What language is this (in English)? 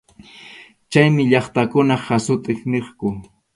Arequipa-La Unión Quechua